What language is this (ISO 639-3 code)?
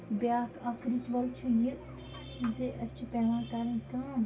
kas